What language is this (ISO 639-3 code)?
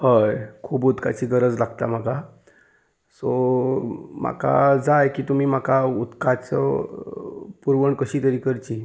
kok